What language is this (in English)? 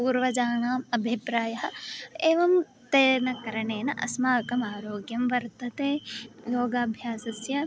Sanskrit